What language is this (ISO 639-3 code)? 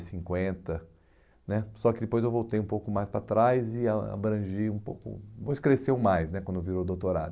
por